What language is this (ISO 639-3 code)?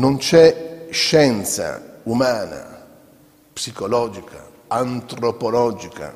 ita